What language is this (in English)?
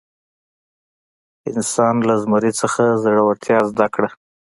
Pashto